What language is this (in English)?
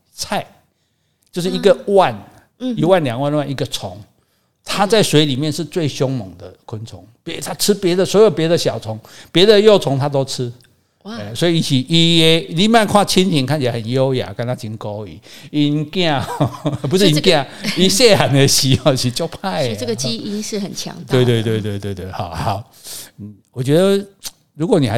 Chinese